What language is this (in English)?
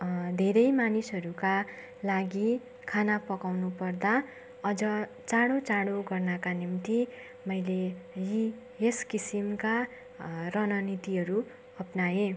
Nepali